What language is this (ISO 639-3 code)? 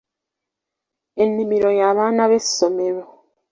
lug